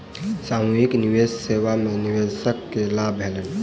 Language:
Maithili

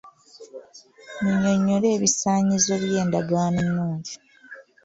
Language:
Ganda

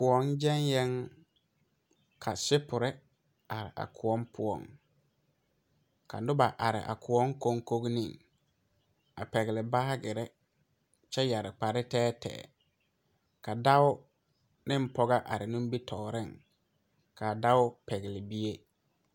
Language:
Southern Dagaare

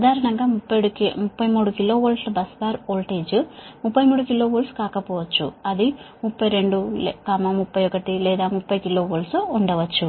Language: Telugu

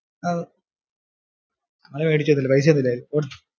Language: Malayalam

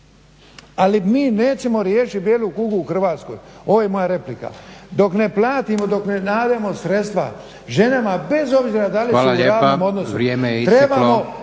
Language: Croatian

